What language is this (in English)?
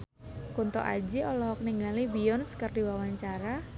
Sundanese